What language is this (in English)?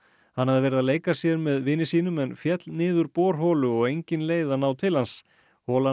Icelandic